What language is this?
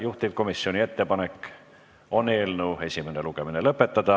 Estonian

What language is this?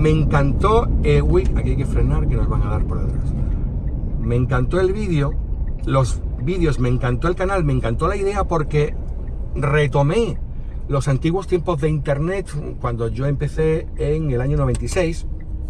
Spanish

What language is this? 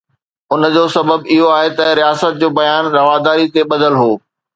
Sindhi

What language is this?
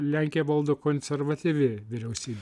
Lithuanian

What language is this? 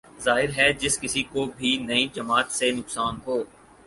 Urdu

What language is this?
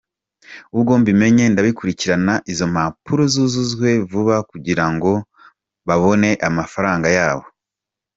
Kinyarwanda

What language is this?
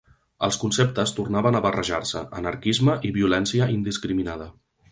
Catalan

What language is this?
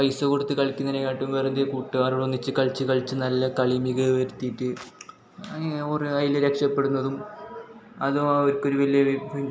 Malayalam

